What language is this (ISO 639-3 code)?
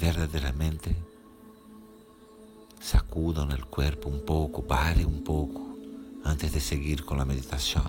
por